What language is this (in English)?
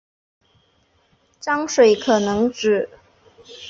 Chinese